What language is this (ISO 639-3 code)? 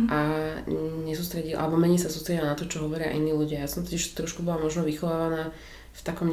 slk